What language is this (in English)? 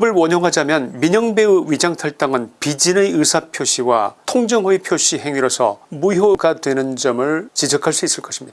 Korean